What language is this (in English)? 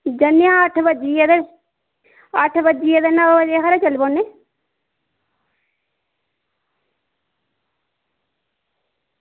Dogri